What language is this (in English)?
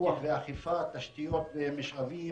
Hebrew